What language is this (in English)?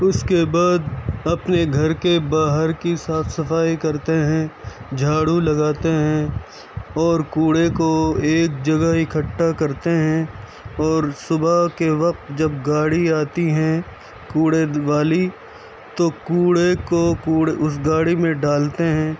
Urdu